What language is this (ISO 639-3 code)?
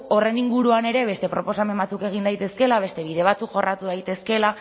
eus